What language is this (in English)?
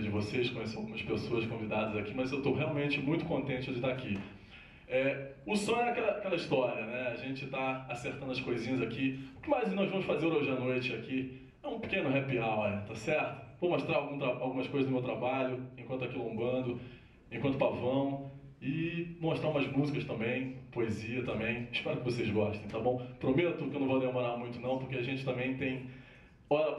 Portuguese